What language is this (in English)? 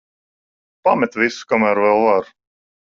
Latvian